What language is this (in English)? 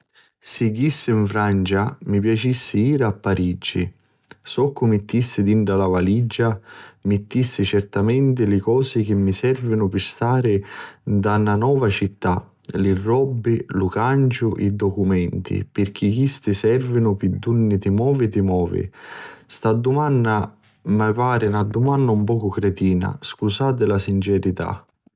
Sicilian